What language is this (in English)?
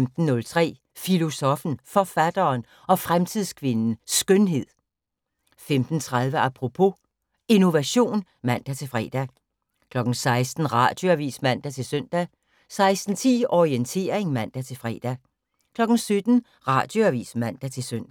Danish